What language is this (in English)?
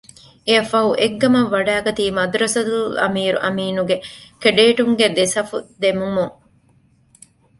Divehi